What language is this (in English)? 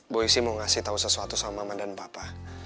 Indonesian